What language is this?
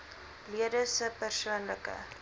Afrikaans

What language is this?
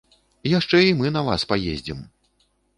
Belarusian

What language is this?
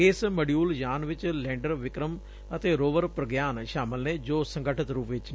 Punjabi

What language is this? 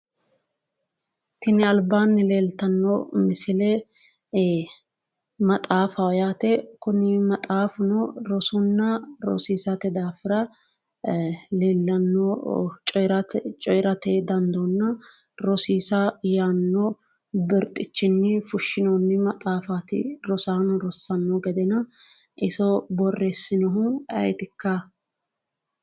Sidamo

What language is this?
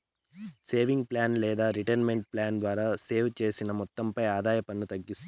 Telugu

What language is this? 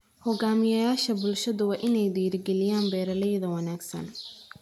Somali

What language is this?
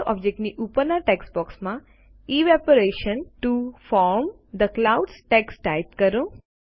Gujarati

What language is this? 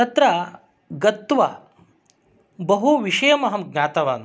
Sanskrit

